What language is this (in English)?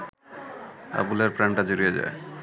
Bangla